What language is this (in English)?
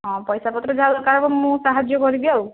Odia